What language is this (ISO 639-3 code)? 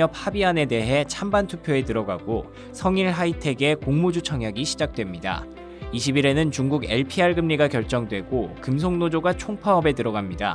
kor